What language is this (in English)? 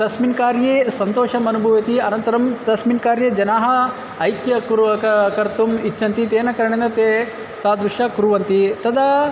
Sanskrit